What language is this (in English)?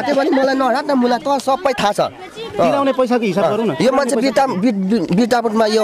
Indonesian